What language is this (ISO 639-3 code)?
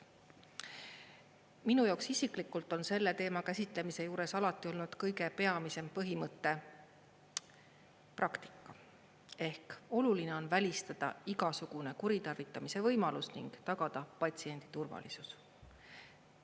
est